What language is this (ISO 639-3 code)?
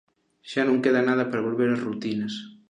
glg